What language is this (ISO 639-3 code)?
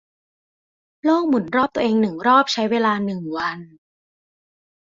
tha